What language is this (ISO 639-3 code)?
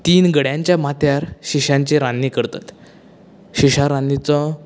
kok